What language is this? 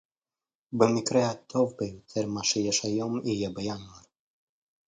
Hebrew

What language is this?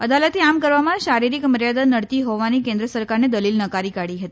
Gujarati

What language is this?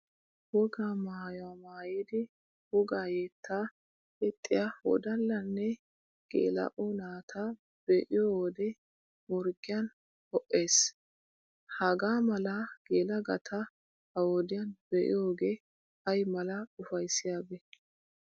Wolaytta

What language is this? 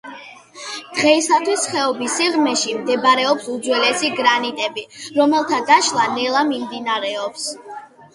Georgian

